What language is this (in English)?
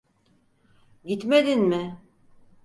Turkish